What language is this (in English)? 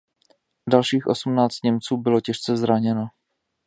Czech